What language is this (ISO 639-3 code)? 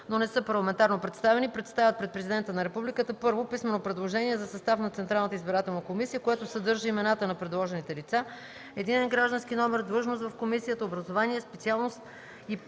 bul